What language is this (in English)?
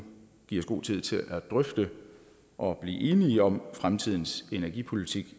Danish